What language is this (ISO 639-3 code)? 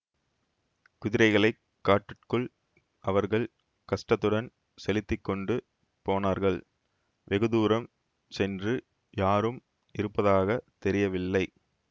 tam